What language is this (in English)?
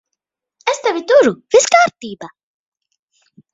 Latvian